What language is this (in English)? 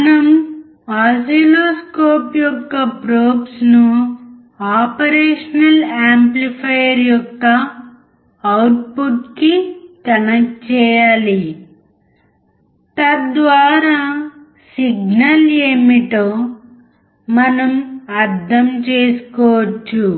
Telugu